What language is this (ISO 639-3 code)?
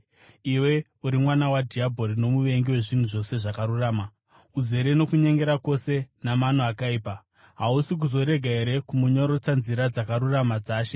sna